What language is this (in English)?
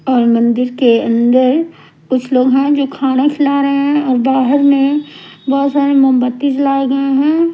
Hindi